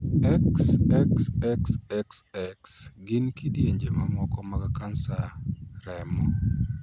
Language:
Luo (Kenya and Tanzania)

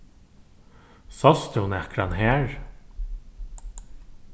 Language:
Faroese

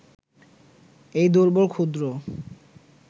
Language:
Bangla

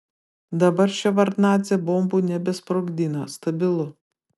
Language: Lithuanian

